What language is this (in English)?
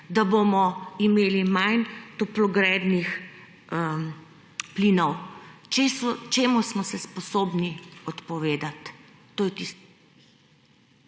Slovenian